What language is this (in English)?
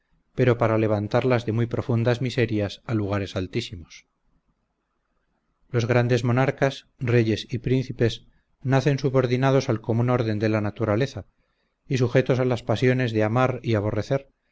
Spanish